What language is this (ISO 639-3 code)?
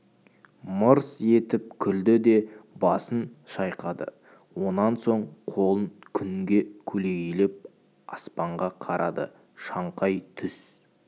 kaz